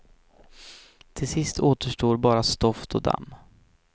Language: Swedish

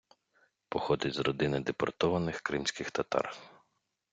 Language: Ukrainian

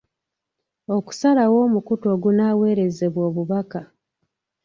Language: Ganda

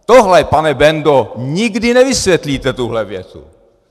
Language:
Czech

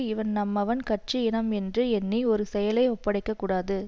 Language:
Tamil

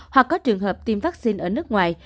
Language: Vietnamese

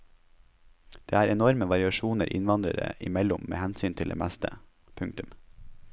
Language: Norwegian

